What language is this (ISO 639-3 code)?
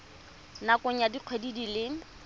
tsn